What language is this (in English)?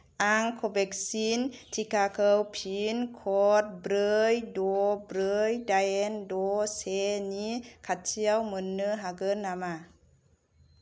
Bodo